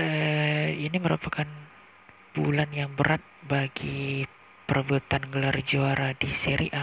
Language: Indonesian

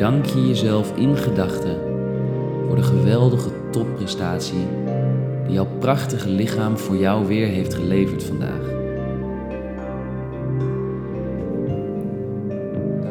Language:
Dutch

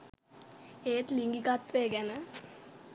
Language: Sinhala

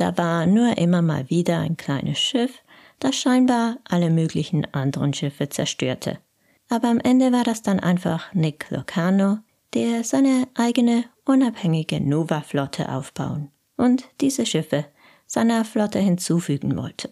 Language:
German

